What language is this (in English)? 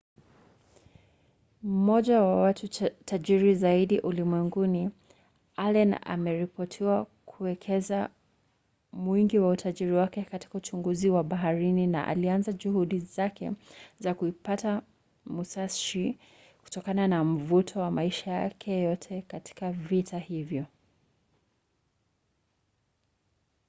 Swahili